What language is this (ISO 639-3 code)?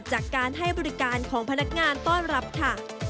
tha